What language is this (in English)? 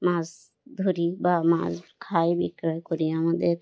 Bangla